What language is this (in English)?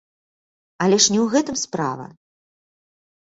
Belarusian